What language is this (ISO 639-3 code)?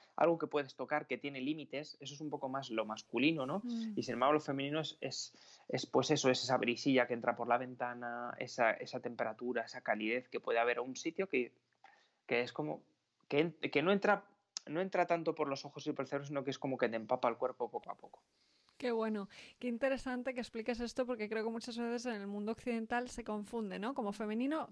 spa